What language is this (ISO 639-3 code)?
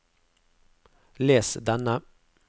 nor